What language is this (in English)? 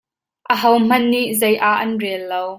Hakha Chin